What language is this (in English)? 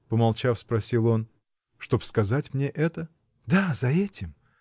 Russian